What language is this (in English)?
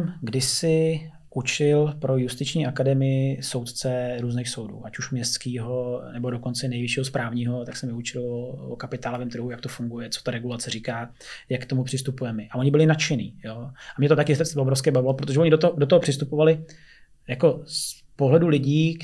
Czech